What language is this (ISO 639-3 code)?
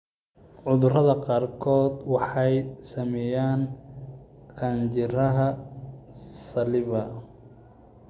som